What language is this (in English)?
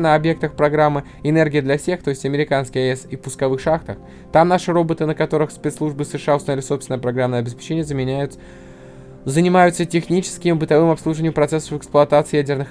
Russian